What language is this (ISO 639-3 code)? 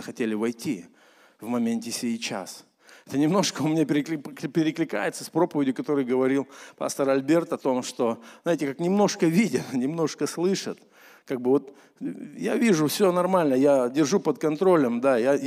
rus